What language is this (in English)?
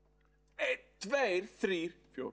Icelandic